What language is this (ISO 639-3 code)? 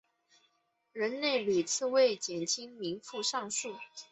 zho